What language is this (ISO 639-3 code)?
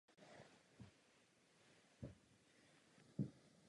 ces